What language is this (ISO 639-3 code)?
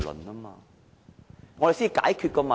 yue